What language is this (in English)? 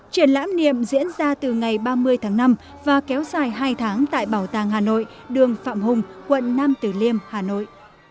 Vietnamese